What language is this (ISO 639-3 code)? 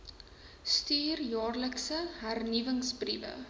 afr